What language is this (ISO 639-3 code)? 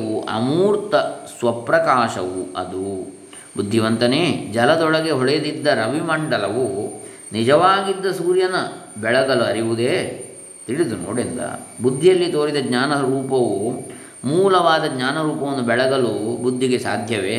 kan